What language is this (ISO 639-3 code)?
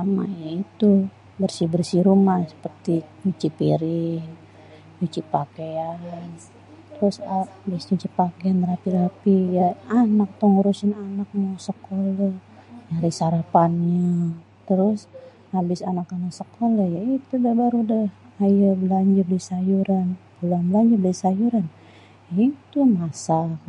bew